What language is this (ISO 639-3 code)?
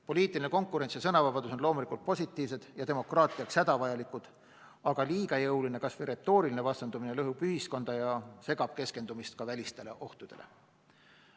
est